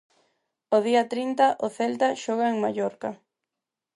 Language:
Galician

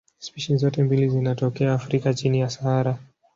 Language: Swahili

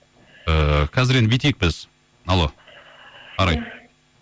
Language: Kazakh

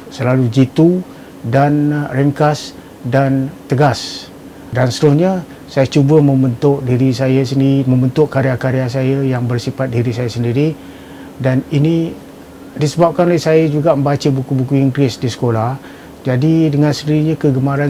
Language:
Malay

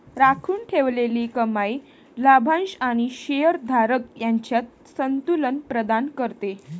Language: Marathi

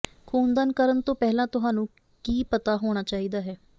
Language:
Punjabi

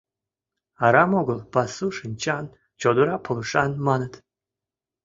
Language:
Mari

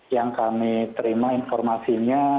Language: Indonesian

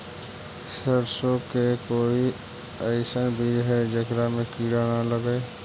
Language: Magahi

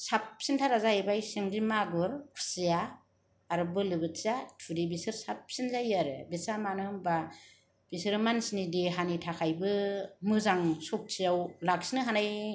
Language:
Bodo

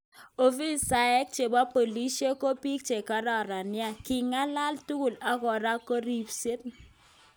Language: Kalenjin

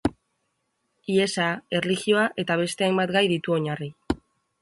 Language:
Basque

